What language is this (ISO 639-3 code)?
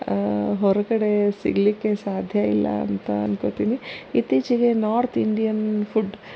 kan